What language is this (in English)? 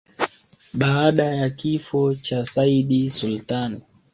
Swahili